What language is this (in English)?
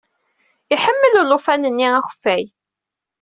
Kabyle